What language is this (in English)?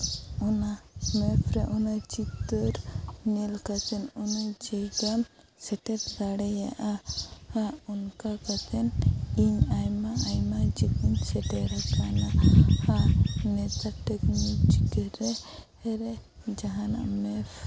Santali